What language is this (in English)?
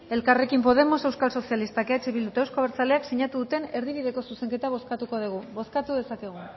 Basque